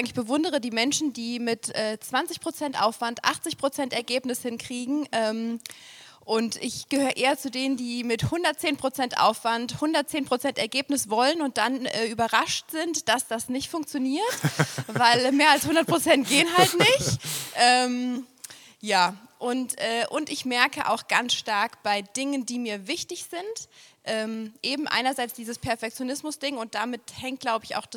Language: German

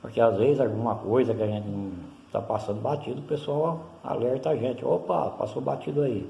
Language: Portuguese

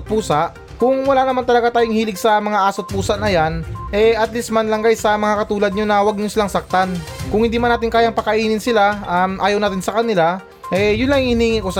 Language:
Filipino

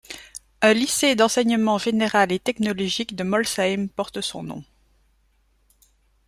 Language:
French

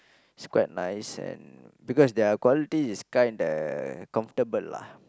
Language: English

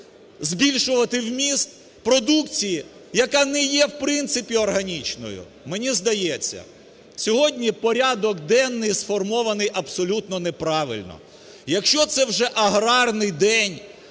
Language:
Ukrainian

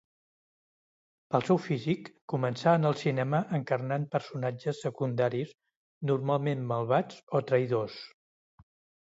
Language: Catalan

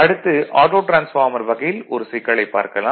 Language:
Tamil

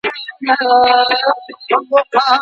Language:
Pashto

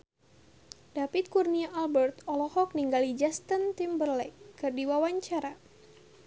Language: Sundanese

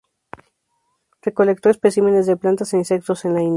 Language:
Spanish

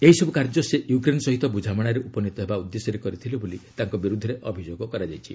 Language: Odia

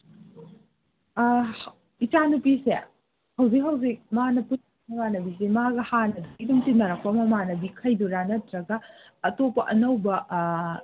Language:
Manipuri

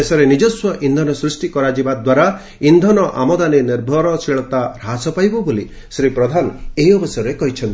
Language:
Odia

